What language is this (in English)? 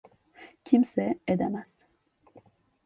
Turkish